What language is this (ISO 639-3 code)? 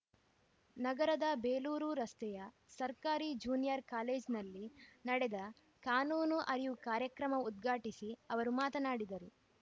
kan